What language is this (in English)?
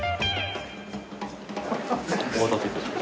Japanese